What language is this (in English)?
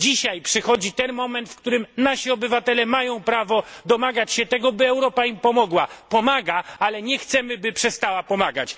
Polish